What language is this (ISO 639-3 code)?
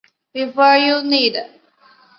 zho